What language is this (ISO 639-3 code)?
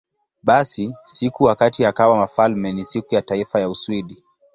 swa